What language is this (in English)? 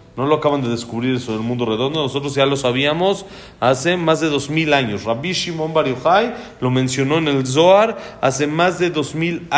Spanish